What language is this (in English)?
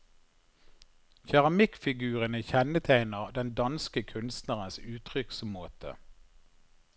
Norwegian